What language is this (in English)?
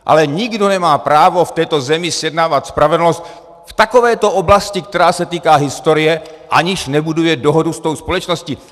Czech